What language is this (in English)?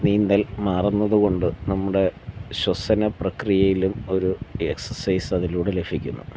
Malayalam